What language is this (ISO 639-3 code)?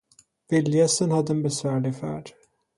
swe